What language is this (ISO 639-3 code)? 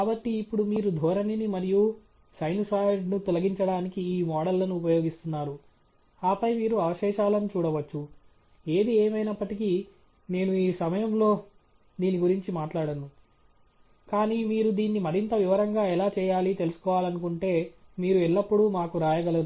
tel